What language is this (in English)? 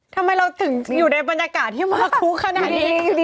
Thai